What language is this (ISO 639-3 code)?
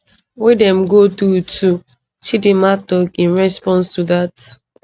pcm